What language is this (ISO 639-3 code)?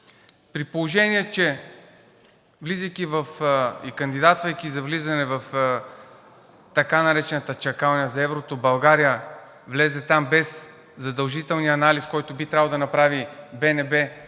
bul